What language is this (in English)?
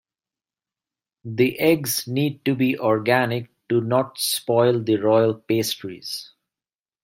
English